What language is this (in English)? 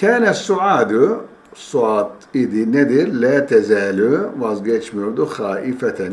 Turkish